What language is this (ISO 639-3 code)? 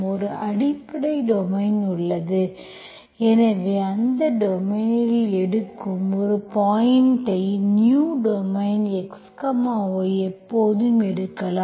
tam